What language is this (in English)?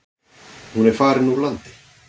Icelandic